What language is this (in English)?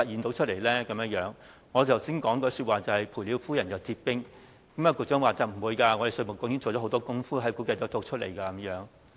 Cantonese